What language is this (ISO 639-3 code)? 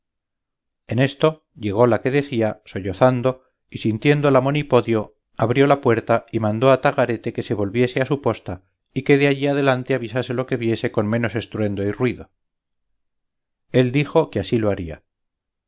spa